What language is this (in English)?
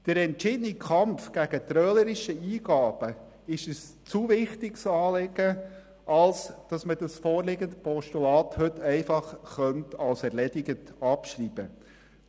Swiss German